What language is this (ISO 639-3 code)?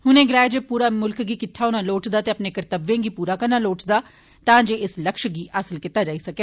doi